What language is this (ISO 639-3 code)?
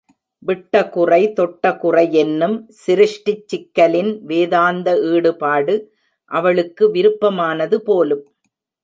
tam